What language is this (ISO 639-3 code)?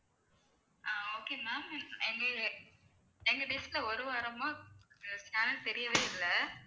tam